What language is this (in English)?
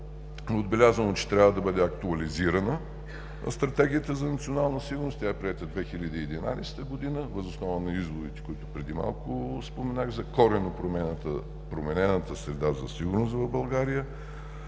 Bulgarian